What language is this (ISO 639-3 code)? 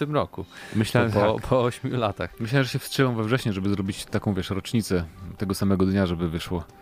pol